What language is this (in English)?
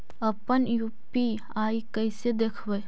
Magahi